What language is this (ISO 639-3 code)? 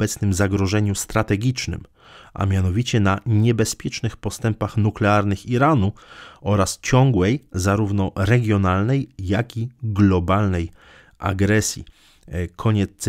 pol